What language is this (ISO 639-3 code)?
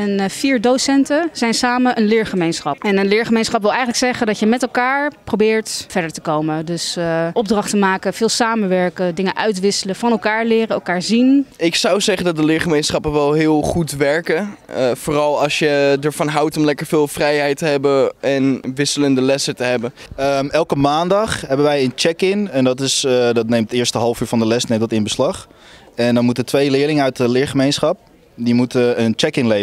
nld